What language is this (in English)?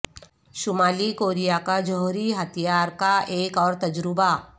Urdu